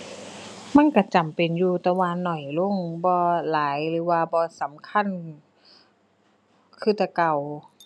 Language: Thai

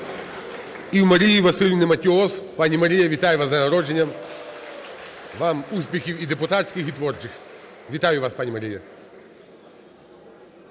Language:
Ukrainian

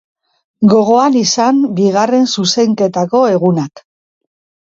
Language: Basque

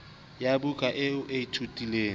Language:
Southern Sotho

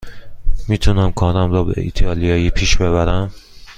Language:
Persian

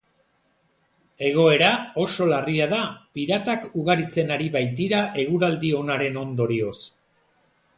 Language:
Basque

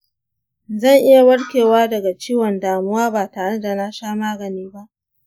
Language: Hausa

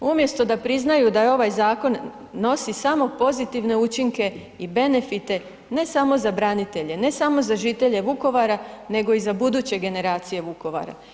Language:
Croatian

